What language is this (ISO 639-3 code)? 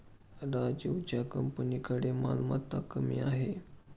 mar